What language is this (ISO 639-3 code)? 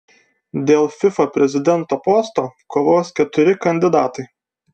lit